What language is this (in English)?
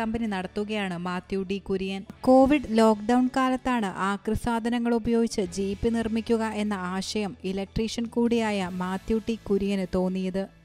Malayalam